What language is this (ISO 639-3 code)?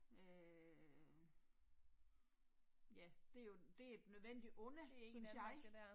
dan